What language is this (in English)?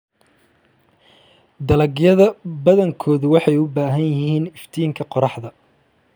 Somali